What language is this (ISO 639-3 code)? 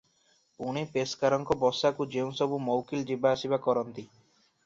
ori